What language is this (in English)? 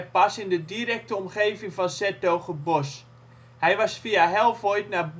Dutch